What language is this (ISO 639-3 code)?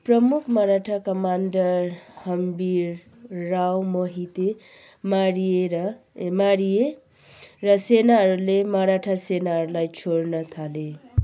nep